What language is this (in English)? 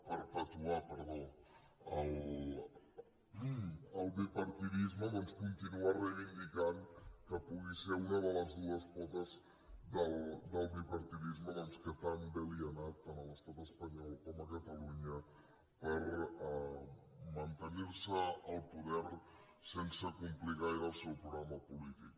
Catalan